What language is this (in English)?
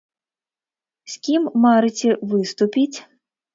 Belarusian